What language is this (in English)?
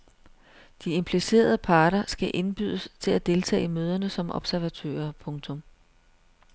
Danish